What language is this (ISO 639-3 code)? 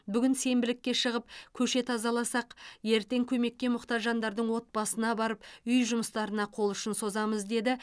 kaz